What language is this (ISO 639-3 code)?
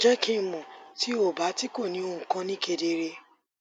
yor